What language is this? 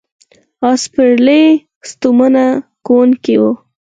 Pashto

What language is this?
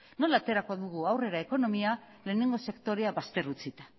Basque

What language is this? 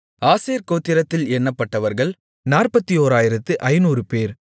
Tamil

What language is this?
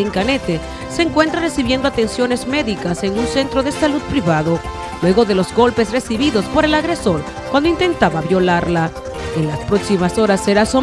Spanish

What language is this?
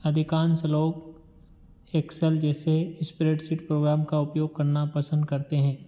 Hindi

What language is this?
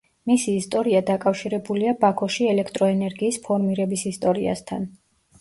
Georgian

